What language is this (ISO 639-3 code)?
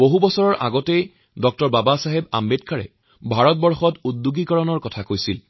asm